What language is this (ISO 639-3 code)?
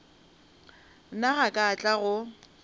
nso